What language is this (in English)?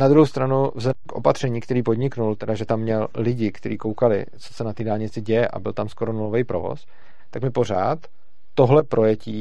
Czech